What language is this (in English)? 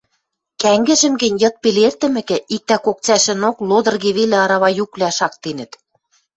Western Mari